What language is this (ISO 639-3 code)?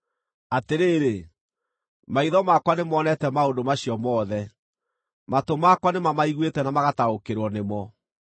kik